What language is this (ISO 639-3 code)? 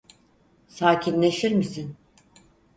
tur